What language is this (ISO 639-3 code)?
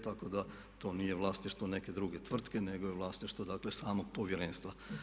hrv